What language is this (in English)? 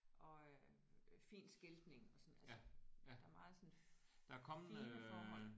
Danish